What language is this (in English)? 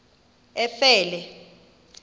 Xhosa